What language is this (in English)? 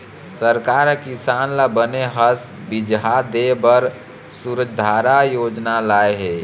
Chhattisgarhi